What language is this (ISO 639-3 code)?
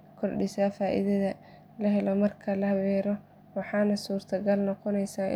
som